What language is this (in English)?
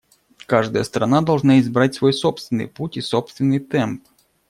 Russian